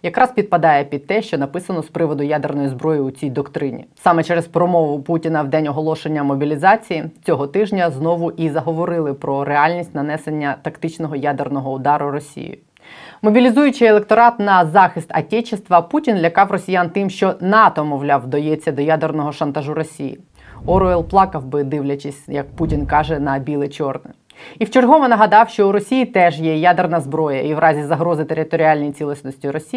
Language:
Ukrainian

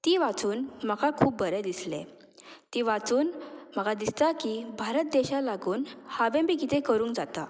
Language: Konkani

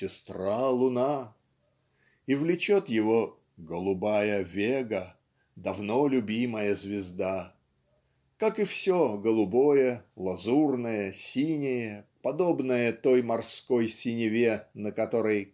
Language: Russian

